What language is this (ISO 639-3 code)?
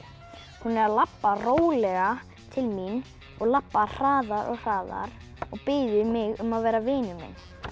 isl